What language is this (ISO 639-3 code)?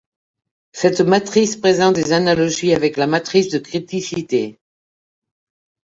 fra